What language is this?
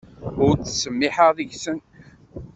Kabyle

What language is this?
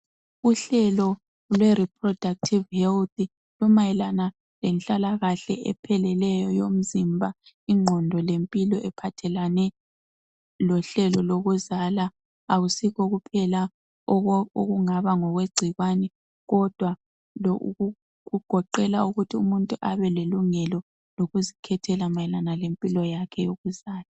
North Ndebele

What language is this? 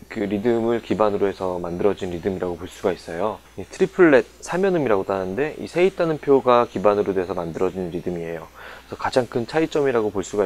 Korean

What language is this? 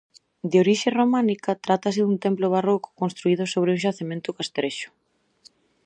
Galician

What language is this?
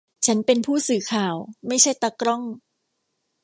Thai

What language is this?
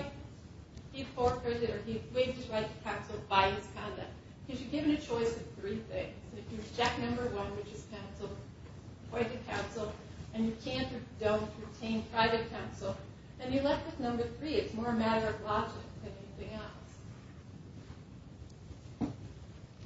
English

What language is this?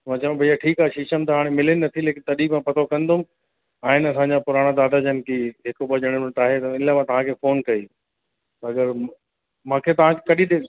Sindhi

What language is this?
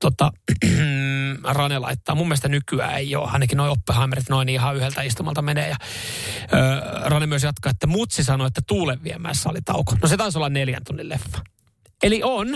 Finnish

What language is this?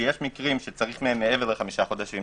Hebrew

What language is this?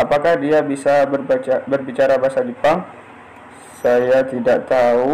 Indonesian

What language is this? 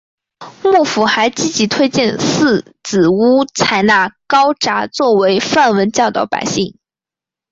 Chinese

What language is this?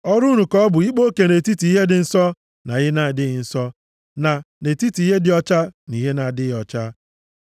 Igbo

